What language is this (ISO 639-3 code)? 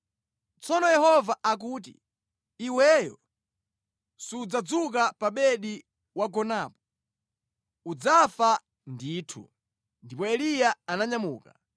nya